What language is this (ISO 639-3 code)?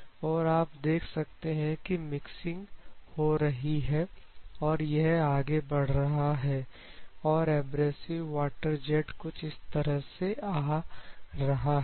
hin